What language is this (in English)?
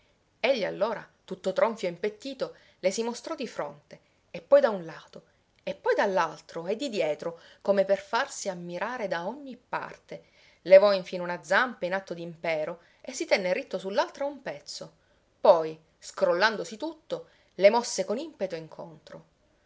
Italian